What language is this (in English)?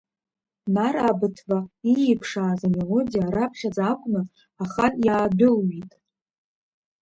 Abkhazian